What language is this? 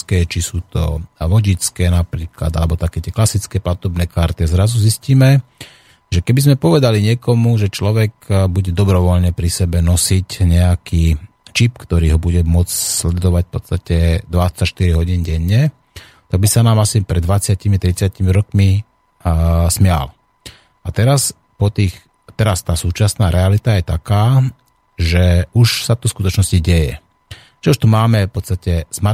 Slovak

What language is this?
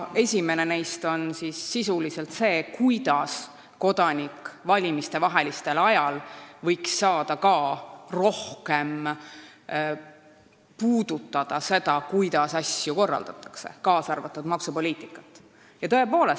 Estonian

